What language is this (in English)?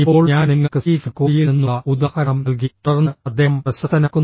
Malayalam